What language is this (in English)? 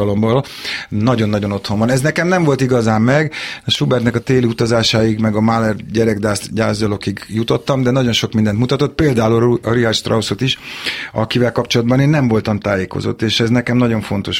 Hungarian